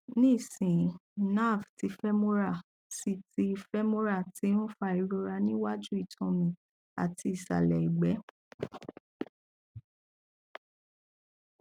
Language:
Yoruba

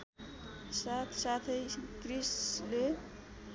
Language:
Nepali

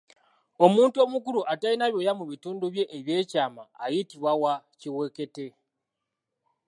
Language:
Ganda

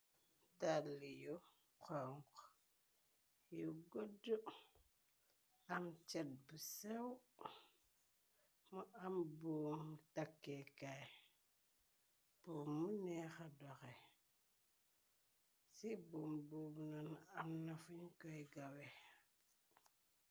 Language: Wolof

